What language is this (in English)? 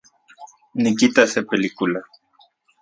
Central Puebla Nahuatl